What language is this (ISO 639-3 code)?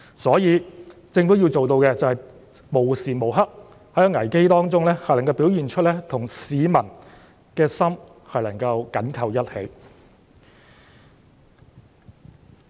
yue